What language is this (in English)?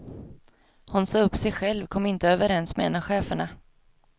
Swedish